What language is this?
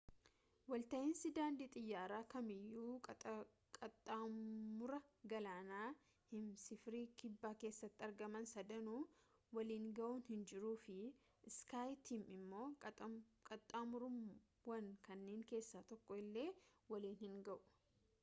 Oromo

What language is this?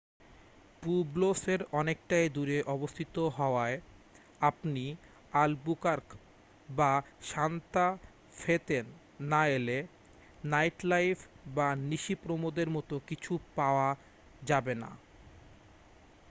Bangla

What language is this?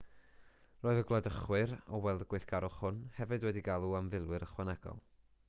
Welsh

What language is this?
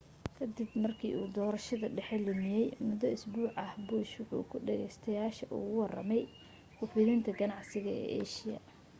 Somali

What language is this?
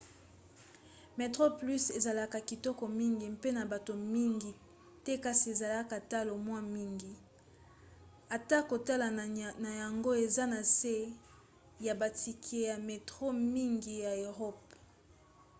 Lingala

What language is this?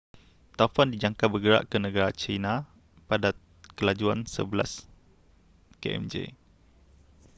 Malay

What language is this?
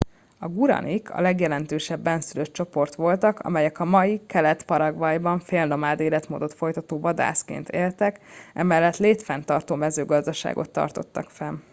Hungarian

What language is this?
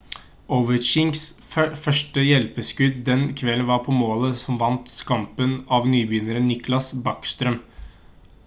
Norwegian Bokmål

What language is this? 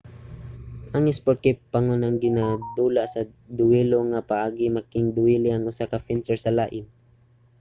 Cebuano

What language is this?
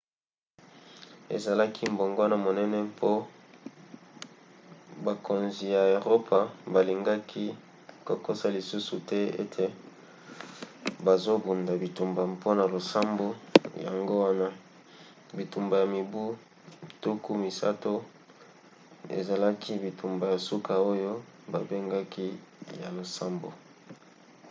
Lingala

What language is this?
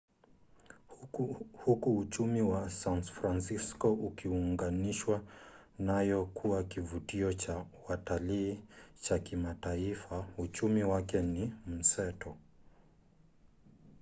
Swahili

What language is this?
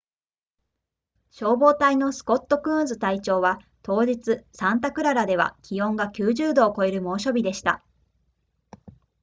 Japanese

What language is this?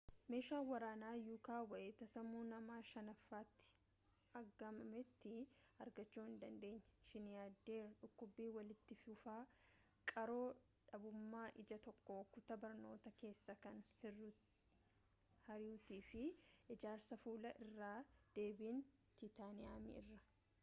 Oromo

